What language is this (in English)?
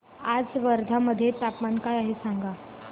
Marathi